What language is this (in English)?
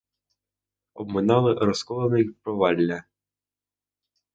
Ukrainian